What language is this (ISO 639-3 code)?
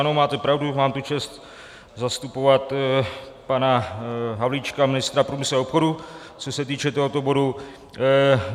ces